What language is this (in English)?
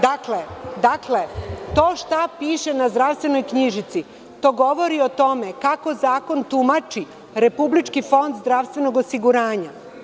Serbian